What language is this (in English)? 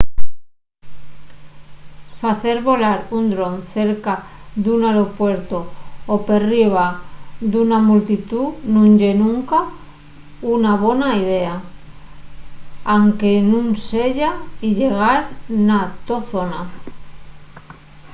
Asturian